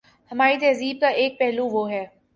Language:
Urdu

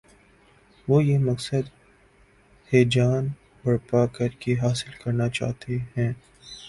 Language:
Urdu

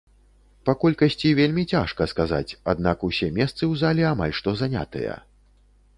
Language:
Belarusian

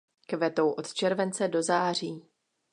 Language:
Czech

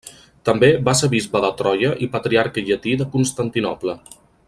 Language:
Catalan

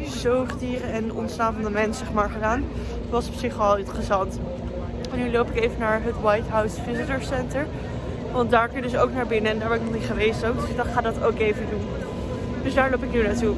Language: Dutch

